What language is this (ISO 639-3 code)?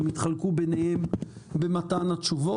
heb